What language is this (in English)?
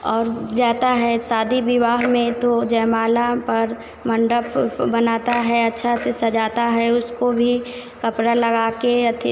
Hindi